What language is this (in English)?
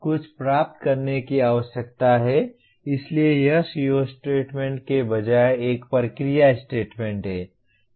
Hindi